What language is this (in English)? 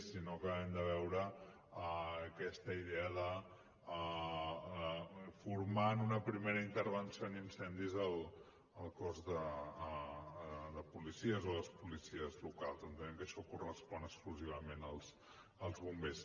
Catalan